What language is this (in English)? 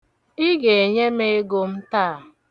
Igbo